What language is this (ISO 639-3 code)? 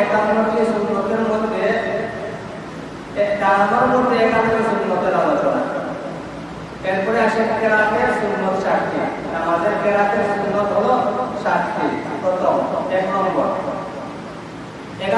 ind